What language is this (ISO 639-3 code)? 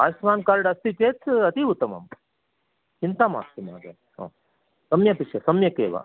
san